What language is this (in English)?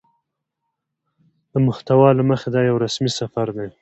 Pashto